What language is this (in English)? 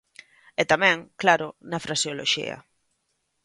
Galician